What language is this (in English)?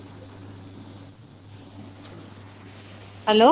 Odia